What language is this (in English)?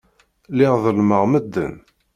Kabyle